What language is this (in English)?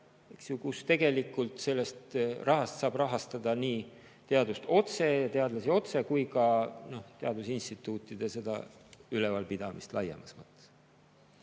Estonian